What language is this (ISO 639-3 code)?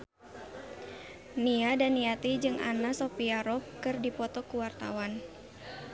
sun